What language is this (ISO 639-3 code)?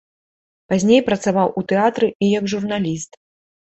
bel